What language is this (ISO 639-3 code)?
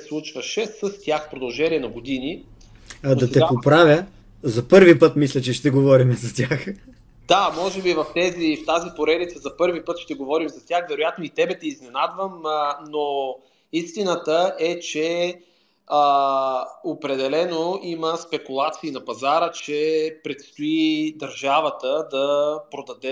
bul